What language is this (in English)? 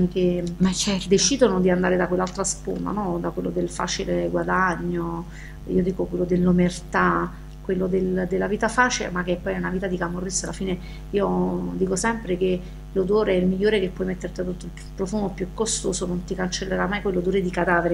Italian